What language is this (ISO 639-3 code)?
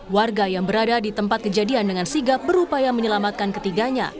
ind